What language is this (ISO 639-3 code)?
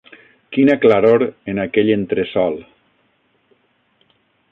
cat